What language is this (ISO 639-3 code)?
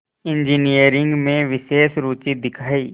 hin